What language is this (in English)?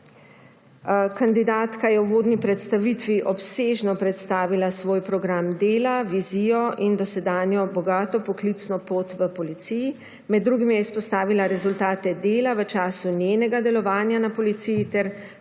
Slovenian